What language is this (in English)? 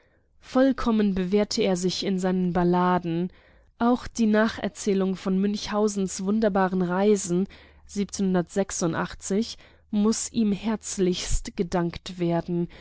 German